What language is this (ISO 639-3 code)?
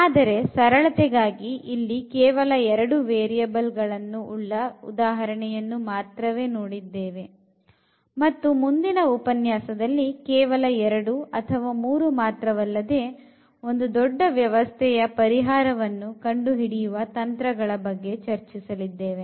kan